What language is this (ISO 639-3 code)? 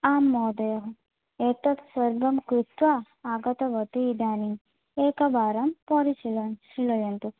san